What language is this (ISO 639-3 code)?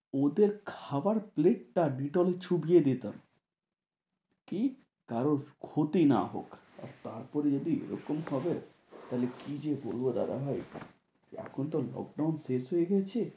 ben